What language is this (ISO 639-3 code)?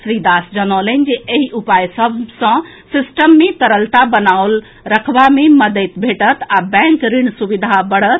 mai